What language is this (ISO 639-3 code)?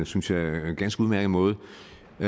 dan